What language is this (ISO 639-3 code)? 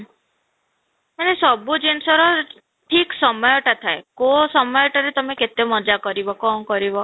ori